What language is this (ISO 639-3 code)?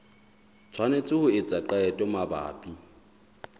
sot